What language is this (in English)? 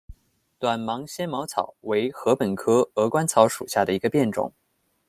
Chinese